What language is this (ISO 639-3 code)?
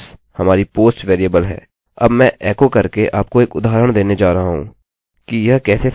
hin